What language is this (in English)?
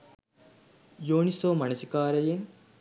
Sinhala